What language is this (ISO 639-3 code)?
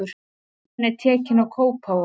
isl